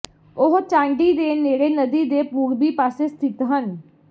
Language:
Punjabi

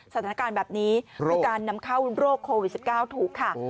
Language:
Thai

